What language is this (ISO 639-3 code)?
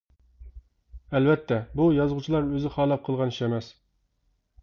uig